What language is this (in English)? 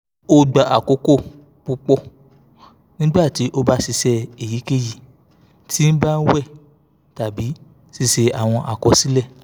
Yoruba